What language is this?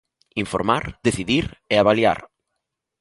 Galician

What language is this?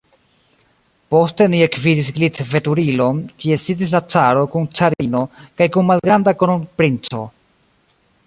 Esperanto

